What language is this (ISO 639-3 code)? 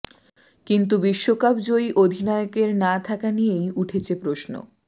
ben